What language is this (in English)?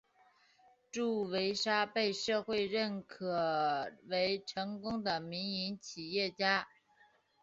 Chinese